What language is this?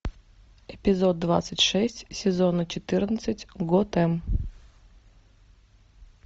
Russian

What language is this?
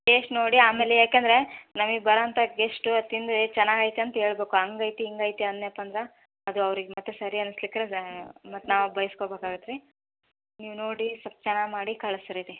Kannada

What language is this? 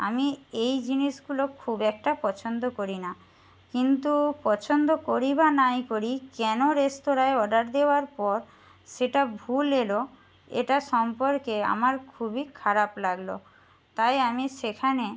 Bangla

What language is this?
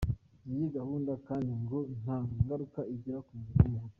Kinyarwanda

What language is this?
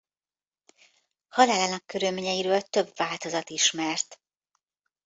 Hungarian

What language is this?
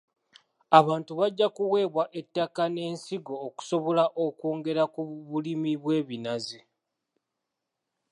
Ganda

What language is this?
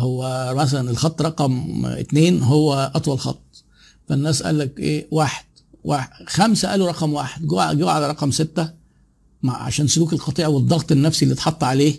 Arabic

